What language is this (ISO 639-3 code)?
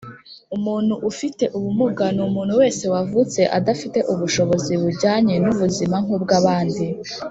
kin